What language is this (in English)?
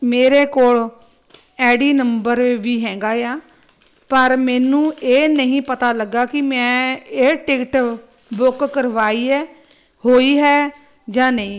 Punjabi